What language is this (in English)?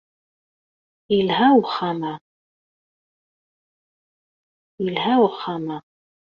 Kabyle